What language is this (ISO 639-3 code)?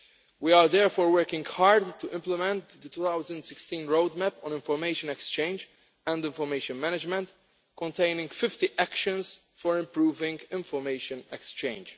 eng